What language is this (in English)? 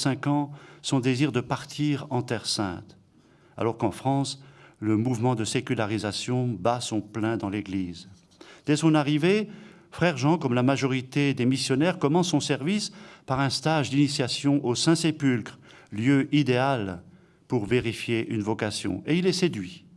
French